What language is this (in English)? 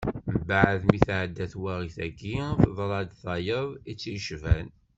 Kabyle